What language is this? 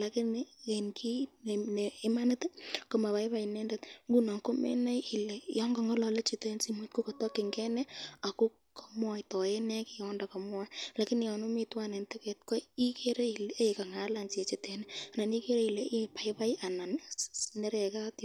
Kalenjin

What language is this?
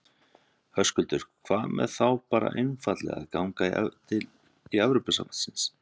Icelandic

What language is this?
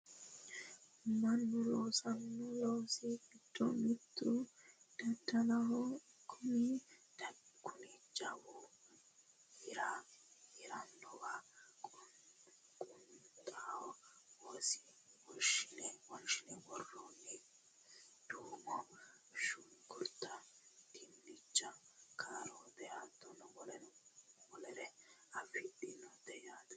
Sidamo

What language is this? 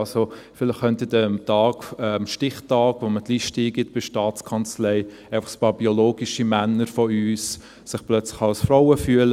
Swiss German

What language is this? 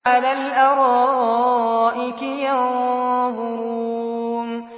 Arabic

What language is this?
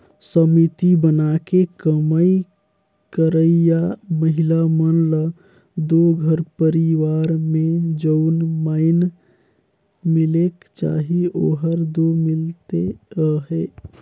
Chhattisgarhi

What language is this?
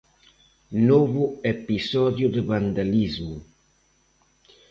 Galician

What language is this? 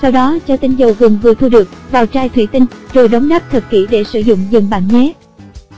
Vietnamese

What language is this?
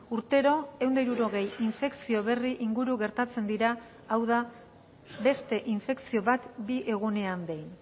Basque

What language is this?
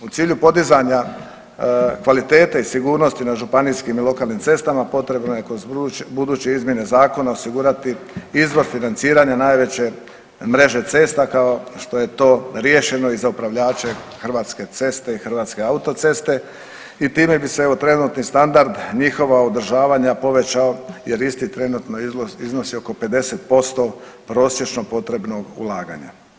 Croatian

